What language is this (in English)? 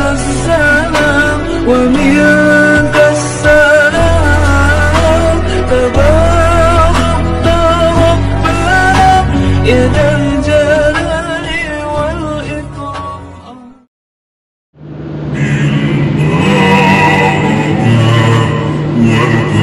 Arabic